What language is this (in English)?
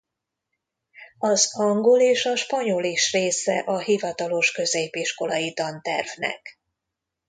Hungarian